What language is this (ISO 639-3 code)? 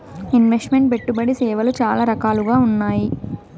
tel